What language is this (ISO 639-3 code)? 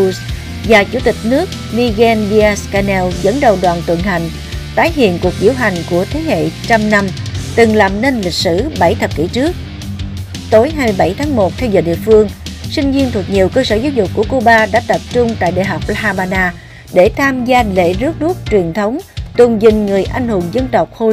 vie